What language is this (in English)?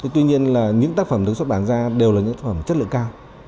Vietnamese